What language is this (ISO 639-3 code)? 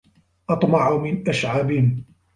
ara